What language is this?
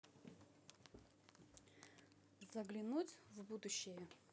Russian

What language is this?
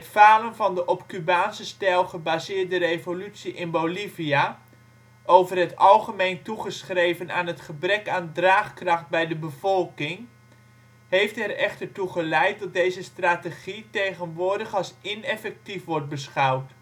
Dutch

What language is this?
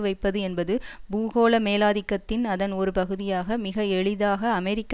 Tamil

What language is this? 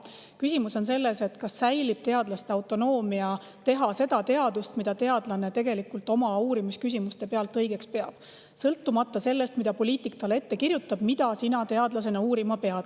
Estonian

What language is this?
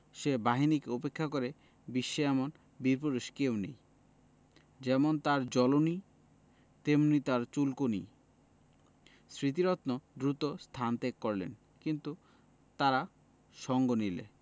Bangla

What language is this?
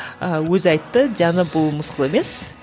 Kazakh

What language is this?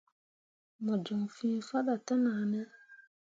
Mundang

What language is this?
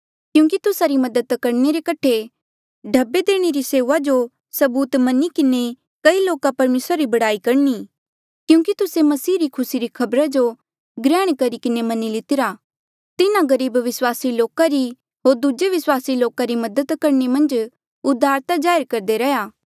Mandeali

